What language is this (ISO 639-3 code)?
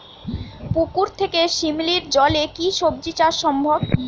ben